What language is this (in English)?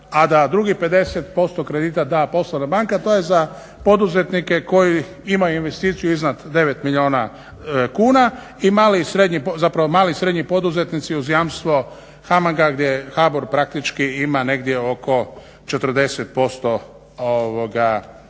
Croatian